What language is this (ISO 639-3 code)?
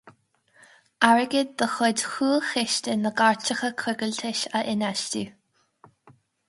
gle